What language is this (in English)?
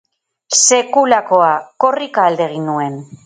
Basque